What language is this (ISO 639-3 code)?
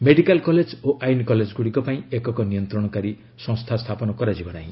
ori